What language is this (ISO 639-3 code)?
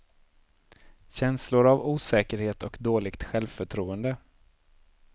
swe